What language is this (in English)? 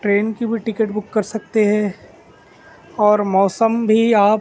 Urdu